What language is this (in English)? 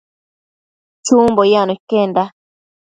Matsés